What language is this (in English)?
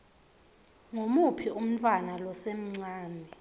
Swati